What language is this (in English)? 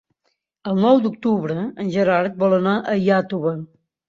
Catalan